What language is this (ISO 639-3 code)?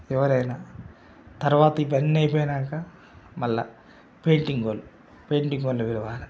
tel